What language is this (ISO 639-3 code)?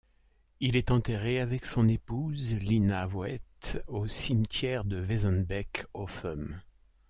fra